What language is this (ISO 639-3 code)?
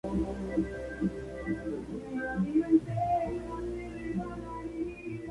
spa